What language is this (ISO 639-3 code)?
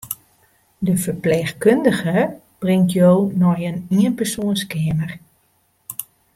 fry